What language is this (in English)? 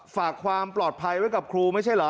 Thai